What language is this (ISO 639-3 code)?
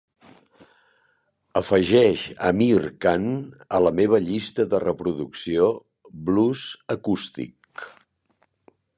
cat